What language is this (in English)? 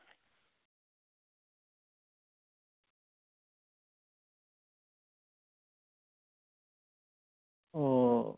Santali